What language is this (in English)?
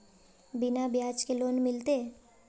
Magahi